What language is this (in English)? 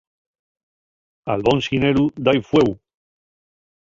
Asturian